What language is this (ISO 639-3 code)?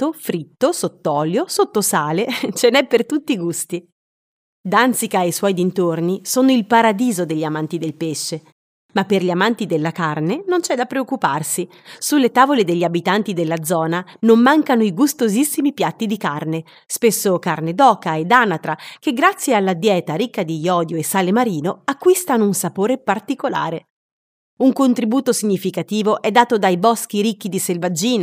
ita